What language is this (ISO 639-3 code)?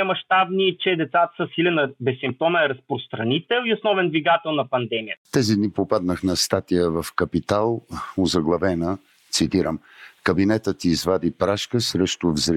bul